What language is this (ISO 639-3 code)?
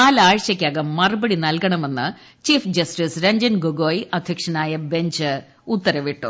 mal